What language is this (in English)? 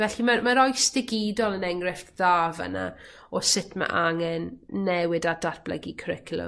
Welsh